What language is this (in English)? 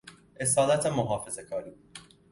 Persian